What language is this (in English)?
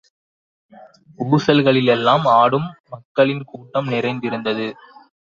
Tamil